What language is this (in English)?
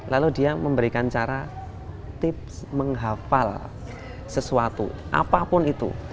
Indonesian